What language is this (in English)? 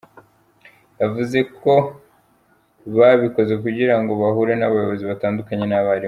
Kinyarwanda